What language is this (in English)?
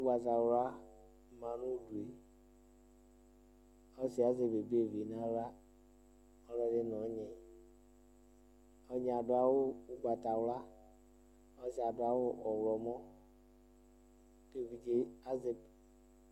Ikposo